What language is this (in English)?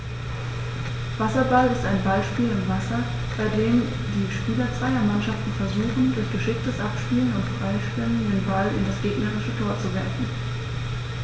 German